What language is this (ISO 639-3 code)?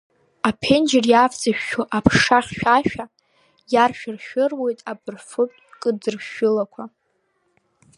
abk